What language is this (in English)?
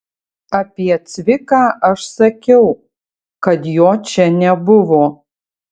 Lithuanian